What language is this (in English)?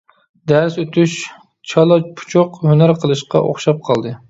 Uyghur